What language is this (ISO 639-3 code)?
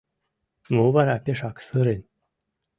chm